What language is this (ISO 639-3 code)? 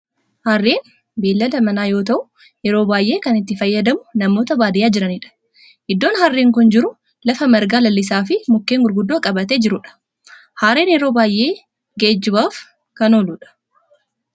orm